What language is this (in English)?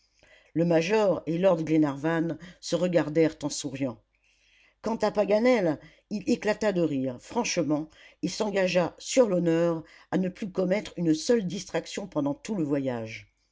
French